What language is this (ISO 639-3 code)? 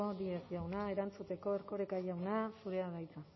eus